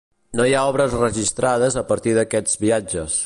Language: Catalan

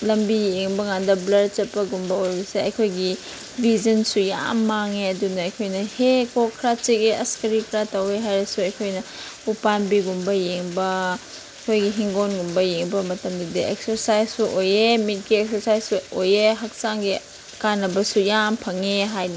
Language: Manipuri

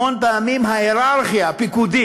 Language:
Hebrew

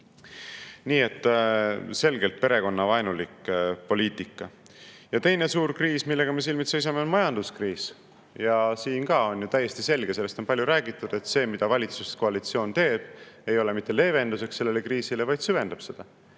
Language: Estonian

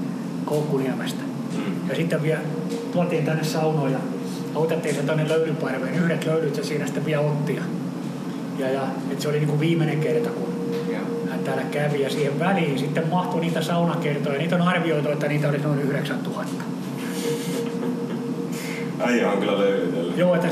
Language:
Finnish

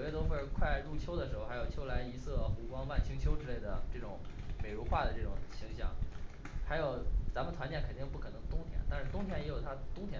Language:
Chinese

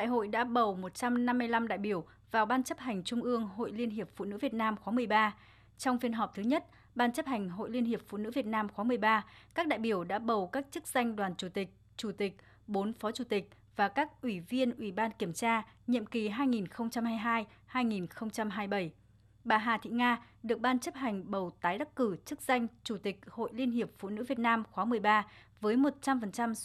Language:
Vietnamese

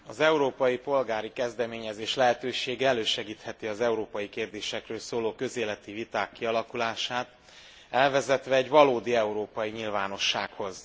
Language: Hungarian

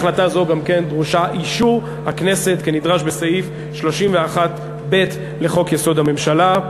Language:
Hebrew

